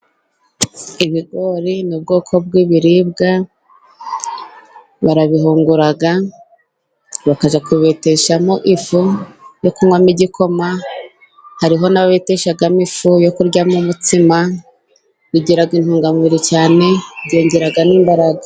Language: Kinyarwanda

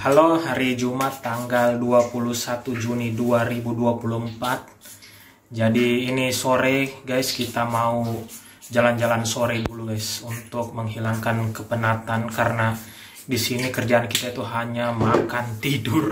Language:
Indonesian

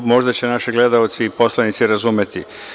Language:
Serbian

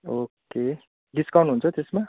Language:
Nepali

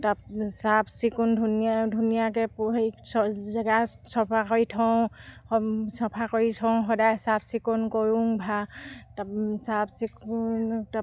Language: Assamese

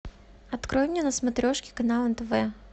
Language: Russian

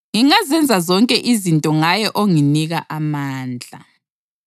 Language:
North Ndebele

